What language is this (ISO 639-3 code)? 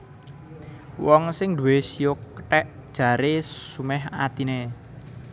jav